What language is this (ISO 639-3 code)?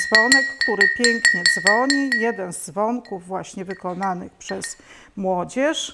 pol